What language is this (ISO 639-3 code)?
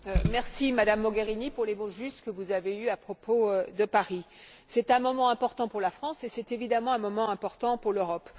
fra